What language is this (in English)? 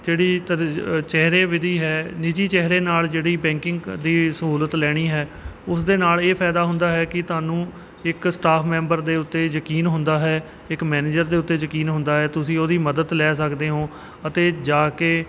Punjabi